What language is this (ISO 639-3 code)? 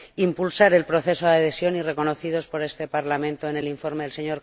spa